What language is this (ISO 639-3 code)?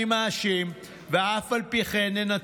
heb